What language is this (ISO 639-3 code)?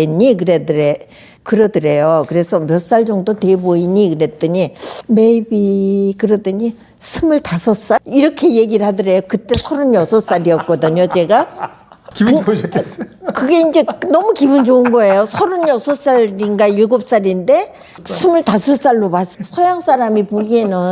kor